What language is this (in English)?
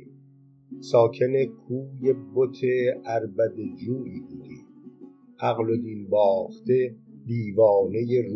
Persian